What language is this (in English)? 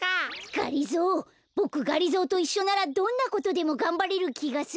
Japanese